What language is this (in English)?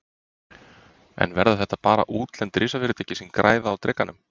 Icelandic